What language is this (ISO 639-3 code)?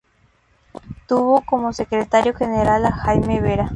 spa